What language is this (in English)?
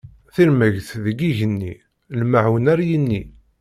Kabyle